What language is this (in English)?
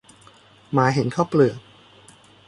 Thai